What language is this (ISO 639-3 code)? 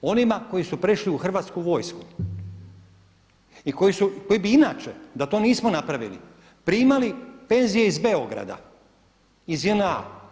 hrv